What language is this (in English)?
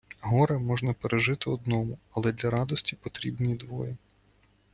Ukrainian